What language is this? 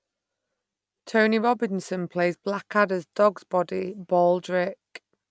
English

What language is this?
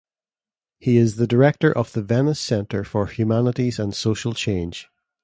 English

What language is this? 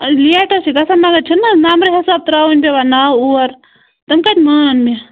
Kashmiri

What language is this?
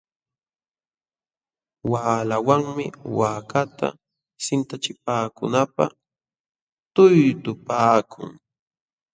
Jauja Wanca Quechua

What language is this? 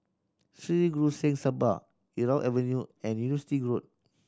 English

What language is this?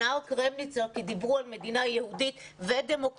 Hebrew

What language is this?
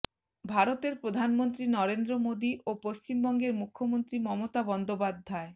Bangla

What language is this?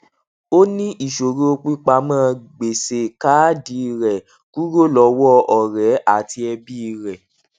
Yoruba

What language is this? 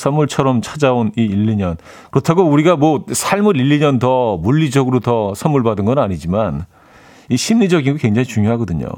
Korean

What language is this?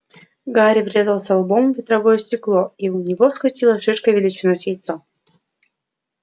Russian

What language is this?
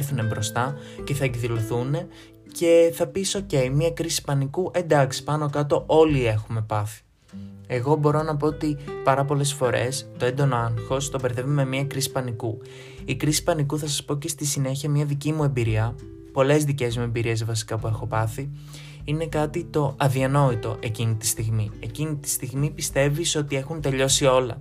Greek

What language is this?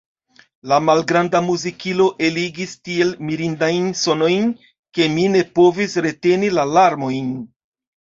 Esperanto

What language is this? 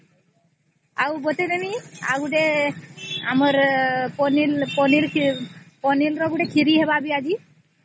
Odia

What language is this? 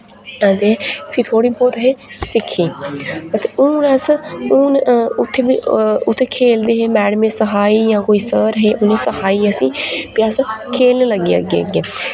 Dogri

